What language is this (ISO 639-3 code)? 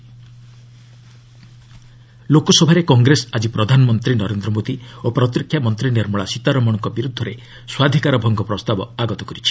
ori